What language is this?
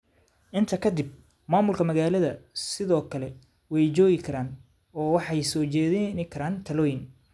Somali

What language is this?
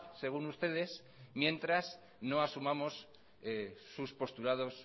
Spanish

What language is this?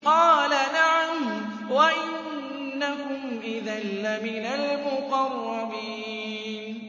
Arabic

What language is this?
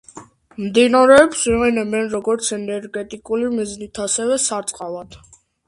Georgian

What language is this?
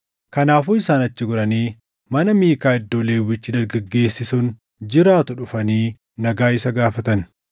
Oromo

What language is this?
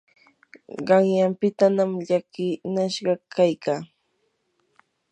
Yanahuanca Pasco Quechua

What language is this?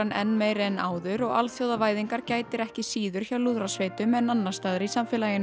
Icelandic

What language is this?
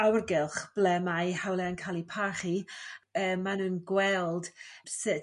Welsh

